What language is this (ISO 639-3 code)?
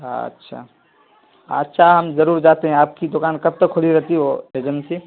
urd